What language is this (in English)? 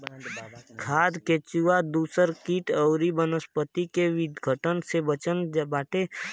Bhojpuri